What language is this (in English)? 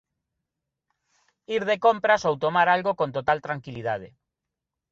Galician